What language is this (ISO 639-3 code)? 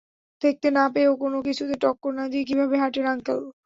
ben